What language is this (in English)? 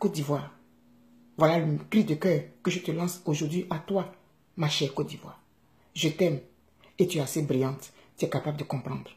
French